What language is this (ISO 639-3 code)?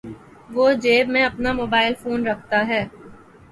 urd